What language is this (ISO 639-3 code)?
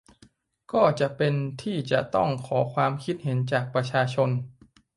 tha